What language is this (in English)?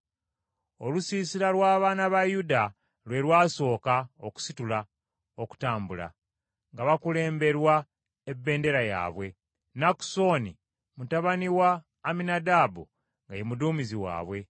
Ganda